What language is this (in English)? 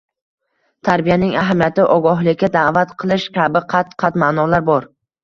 Uzbek